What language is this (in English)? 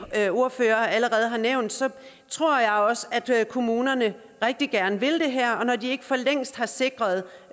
Danish